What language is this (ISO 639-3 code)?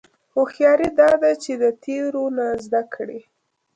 pus